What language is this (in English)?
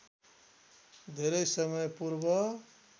Nepali